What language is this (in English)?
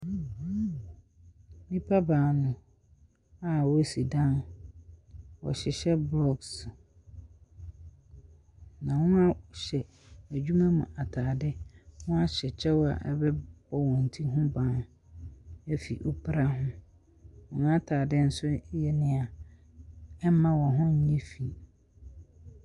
Akan